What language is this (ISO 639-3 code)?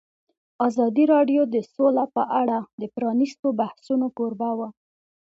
pus